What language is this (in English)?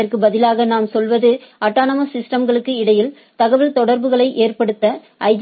Tamil